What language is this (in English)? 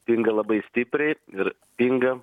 Lithuanian